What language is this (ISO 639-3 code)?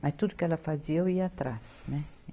por